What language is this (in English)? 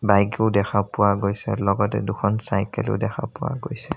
Assamese